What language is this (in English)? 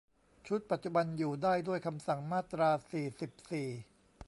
Thai